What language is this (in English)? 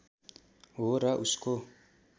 Nepali